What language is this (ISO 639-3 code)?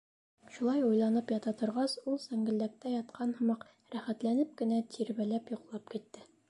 bak